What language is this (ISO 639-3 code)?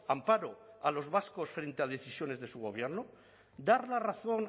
spa